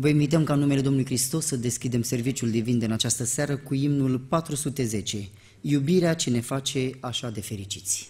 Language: Romanian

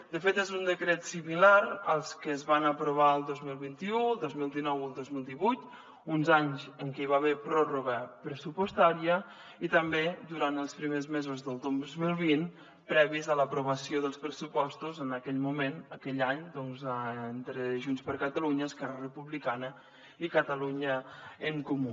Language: Catalan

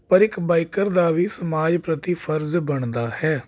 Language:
Punjabi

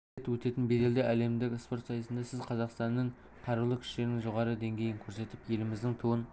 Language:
Kazakh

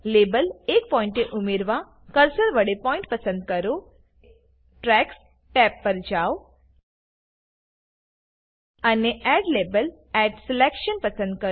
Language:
Gujarati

